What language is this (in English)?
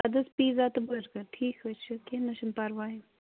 Kashmiri